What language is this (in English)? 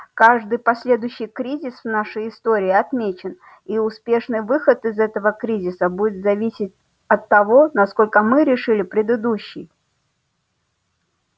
Russian